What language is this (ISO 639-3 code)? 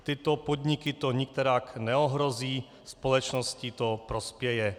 ces